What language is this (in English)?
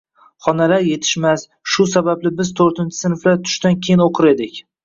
Uzbek